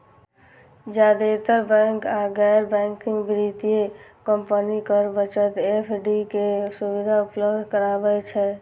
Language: Maithili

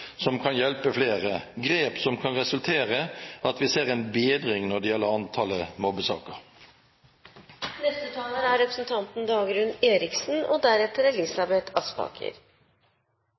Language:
Norwegian Bokmål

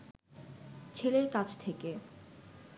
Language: Bangla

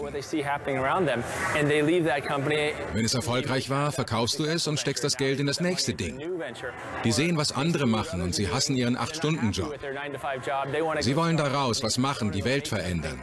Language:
German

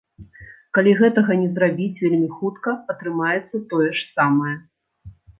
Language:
Belarusian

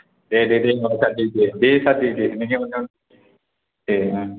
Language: Bodo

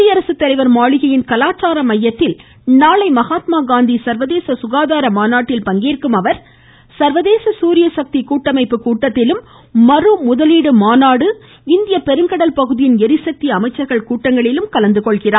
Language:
Tamil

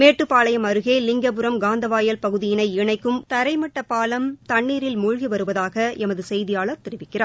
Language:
Tamil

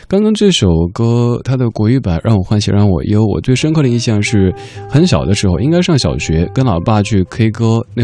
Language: Chinese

